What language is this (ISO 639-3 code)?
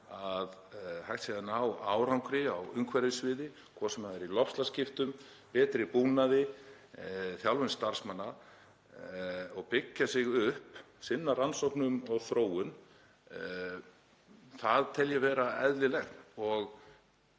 isl